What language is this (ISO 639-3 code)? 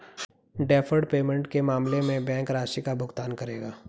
hin